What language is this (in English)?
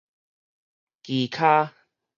Min Nan Chinese